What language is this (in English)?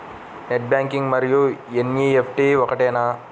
Telugu